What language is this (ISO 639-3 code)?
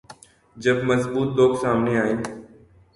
urd